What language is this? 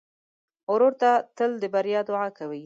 Pashto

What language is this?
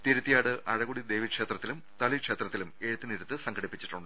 Malayalam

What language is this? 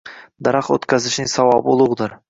Uzbek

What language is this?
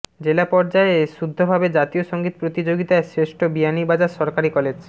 Bangla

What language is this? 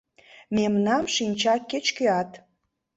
Mari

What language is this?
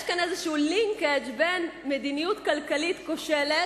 Hebrew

